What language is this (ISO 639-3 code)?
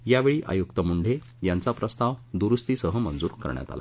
mar